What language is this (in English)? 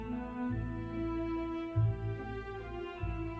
Bangla